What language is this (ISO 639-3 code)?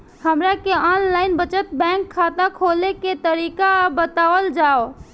bho